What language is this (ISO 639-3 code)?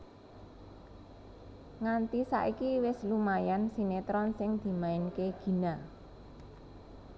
jav